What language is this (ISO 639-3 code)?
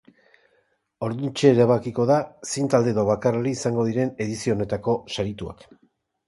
eus